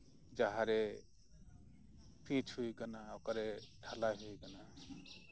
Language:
Santali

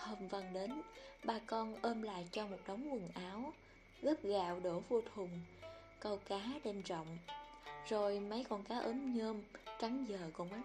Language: Vietnamese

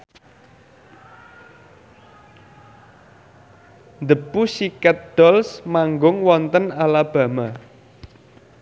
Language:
Javanese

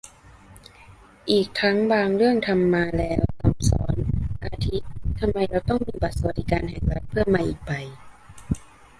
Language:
Thai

